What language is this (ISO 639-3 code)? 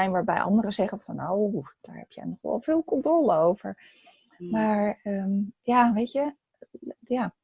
nld